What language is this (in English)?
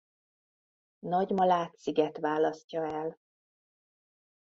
Hungarian